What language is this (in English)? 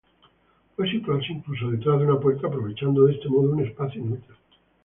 Spanish